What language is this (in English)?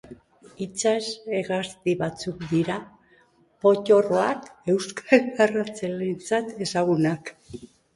Basque